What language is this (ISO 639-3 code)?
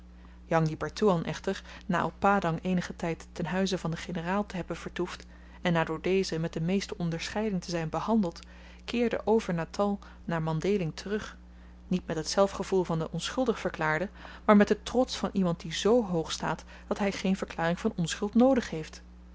nld